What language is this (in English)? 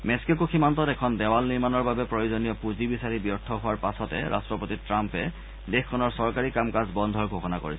Assamese